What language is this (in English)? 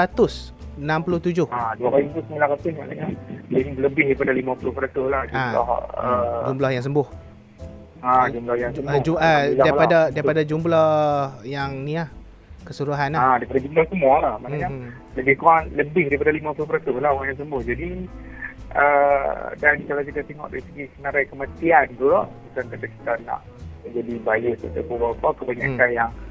Malay